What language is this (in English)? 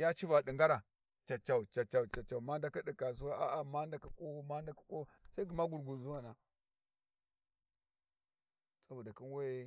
Warji